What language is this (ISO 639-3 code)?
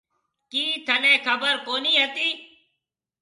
mve